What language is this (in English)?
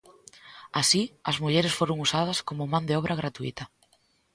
Galician